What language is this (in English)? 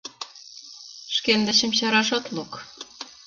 Mari